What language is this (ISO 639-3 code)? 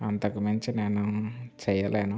tel